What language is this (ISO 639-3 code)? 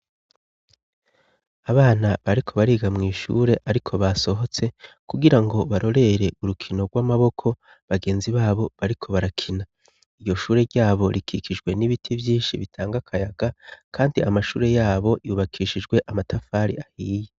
run